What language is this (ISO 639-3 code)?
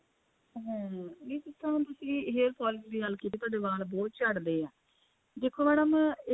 pan